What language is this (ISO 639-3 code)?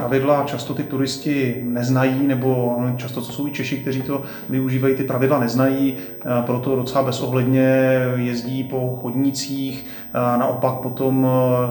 ces